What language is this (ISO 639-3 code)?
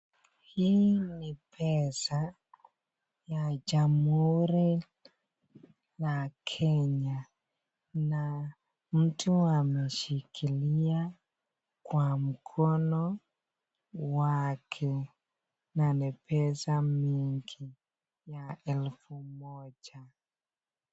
swa